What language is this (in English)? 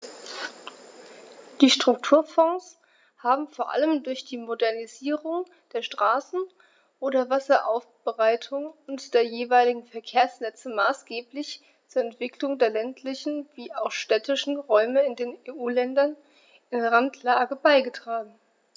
German